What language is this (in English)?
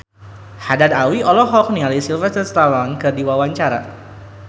Sundanese